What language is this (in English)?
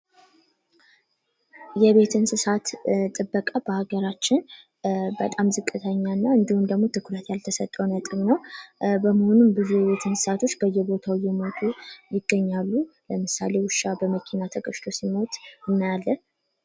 Amharic